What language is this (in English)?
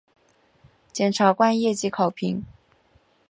Chinese